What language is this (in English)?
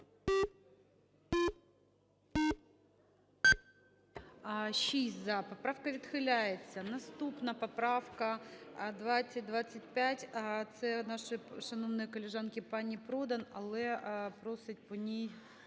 Ukrainian